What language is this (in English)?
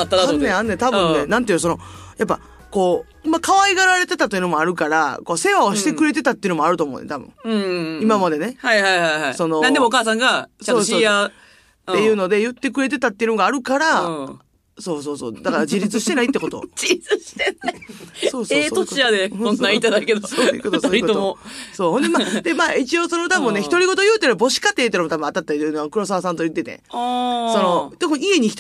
Japanese